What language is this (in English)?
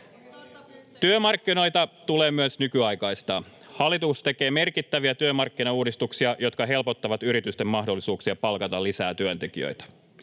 Finnish